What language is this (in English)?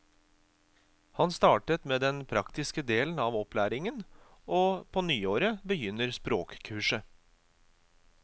Norwegian